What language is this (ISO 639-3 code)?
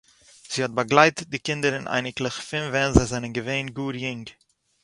yid